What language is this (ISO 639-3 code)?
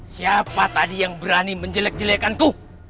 ind